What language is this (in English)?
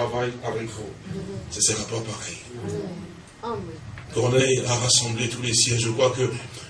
French